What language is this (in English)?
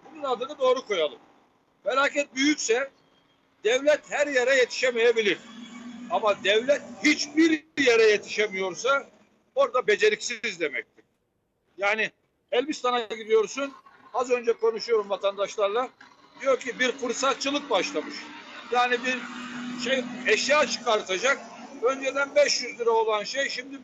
Turkish